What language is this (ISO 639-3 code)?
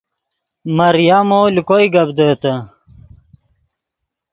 ydg